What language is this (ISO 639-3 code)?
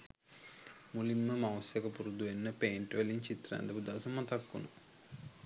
sin